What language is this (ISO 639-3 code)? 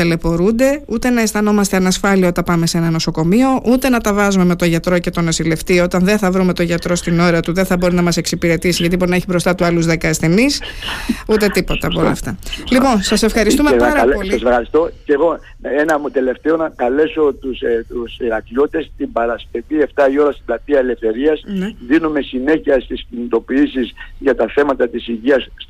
ell